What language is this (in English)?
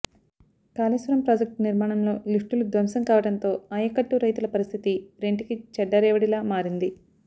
Telugu